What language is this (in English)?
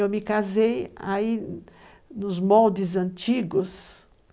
Portuguese